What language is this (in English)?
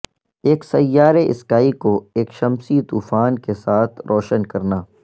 Urdu